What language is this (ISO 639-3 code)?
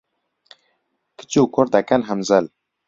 ckb